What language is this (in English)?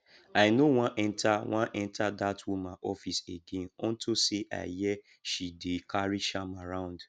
Nigerian Pidgin